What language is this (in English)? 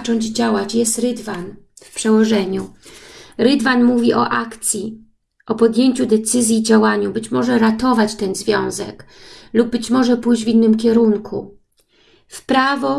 Polish